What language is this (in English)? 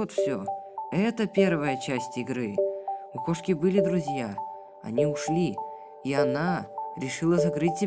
Russian